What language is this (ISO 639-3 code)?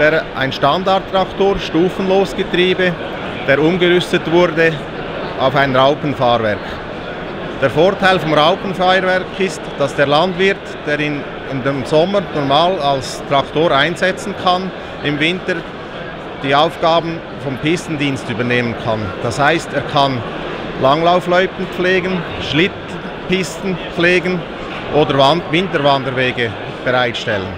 deu